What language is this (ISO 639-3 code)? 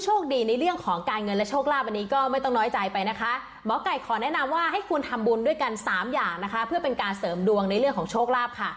tha